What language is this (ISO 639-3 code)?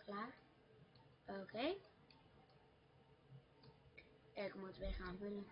nld